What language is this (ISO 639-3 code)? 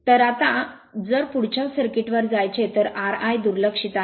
mar